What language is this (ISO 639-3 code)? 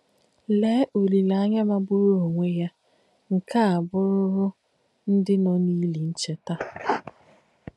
ibo